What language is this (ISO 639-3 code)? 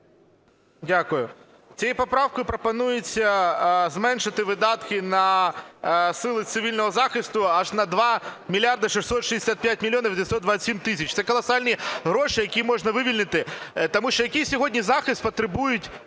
ukr